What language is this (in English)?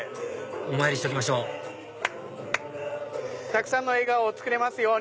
Japanese